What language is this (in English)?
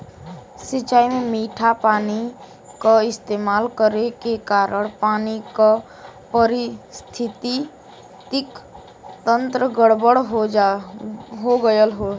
Bhojpuri